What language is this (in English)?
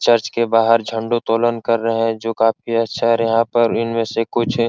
Hindi